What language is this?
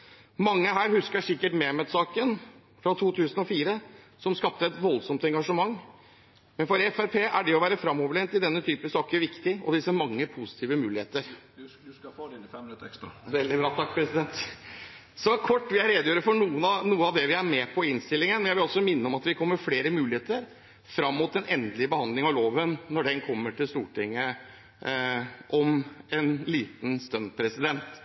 Norwegian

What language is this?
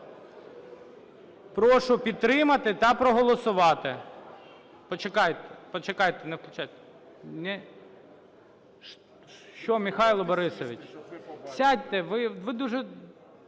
Ukrainian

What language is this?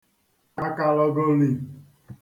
Igbo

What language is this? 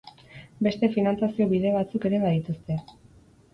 Basque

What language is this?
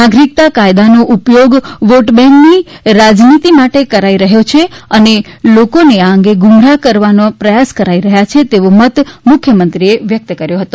Gujarati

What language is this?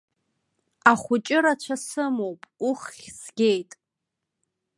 Abkhazian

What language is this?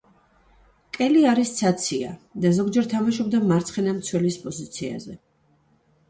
Georgian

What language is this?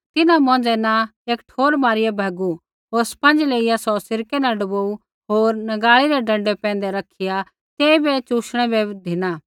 Kullu Pahari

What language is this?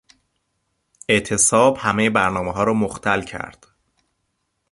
Persian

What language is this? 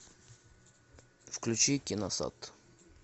Russian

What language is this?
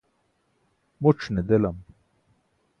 Burushaski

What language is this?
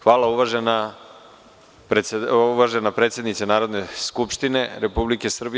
Serbian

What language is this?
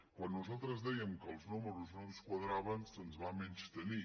Catalan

